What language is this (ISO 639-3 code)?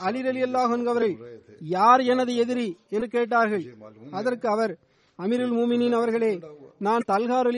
tam